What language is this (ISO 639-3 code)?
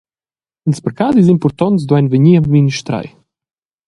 roh